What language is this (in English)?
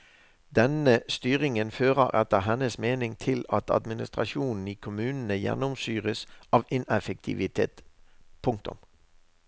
Norwegian